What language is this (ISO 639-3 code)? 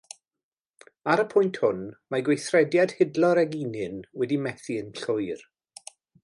cym